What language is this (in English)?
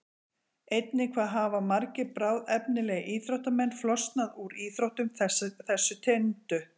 Icelandic